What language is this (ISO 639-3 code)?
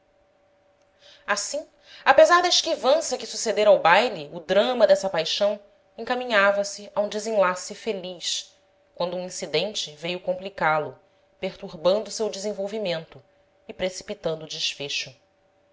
por